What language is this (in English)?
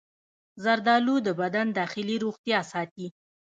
Pashto